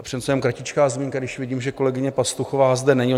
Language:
Czech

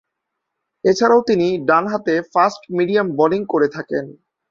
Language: Bangla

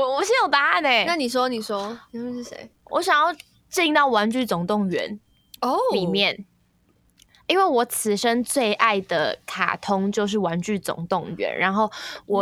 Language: Chinese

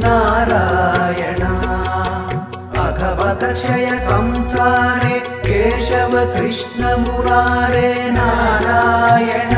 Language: Arabic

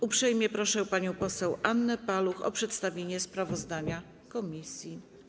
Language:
Polish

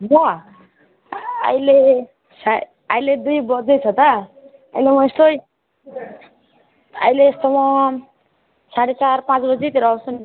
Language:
Nepali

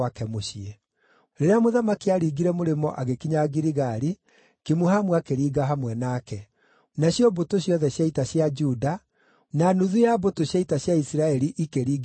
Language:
Kikuyu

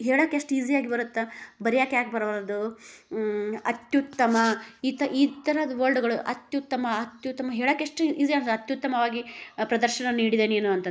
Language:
Kannada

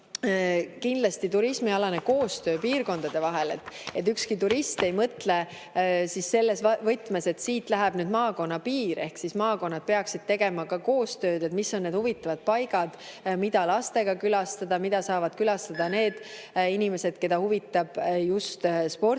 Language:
Estonian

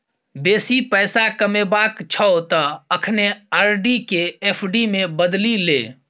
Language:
Maithili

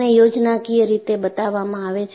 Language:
Gujarati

